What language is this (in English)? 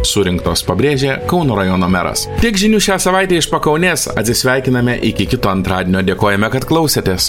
Lithuanian